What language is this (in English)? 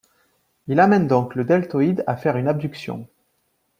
French